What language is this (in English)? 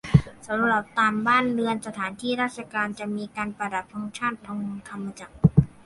Thai